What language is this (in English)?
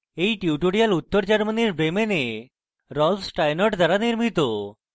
Bangla